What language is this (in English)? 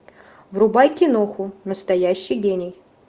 Russian